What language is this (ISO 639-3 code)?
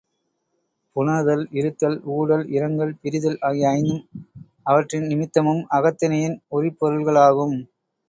tam